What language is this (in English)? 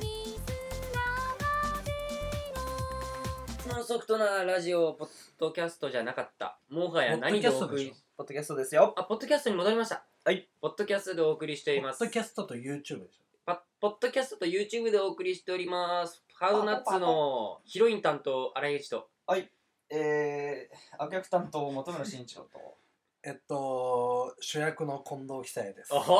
Japanese